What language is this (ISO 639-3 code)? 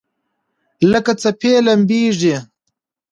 pus